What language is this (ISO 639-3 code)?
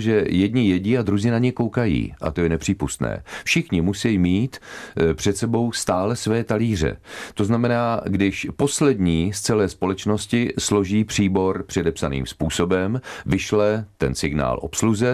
ces